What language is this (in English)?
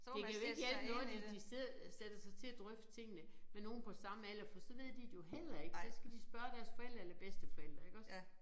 Danish